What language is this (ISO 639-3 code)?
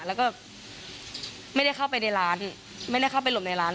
tha